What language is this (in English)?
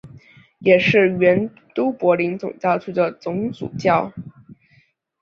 Chinese